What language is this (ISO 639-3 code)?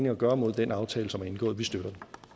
dan